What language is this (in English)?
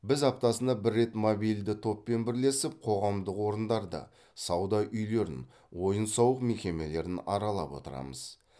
Kazakh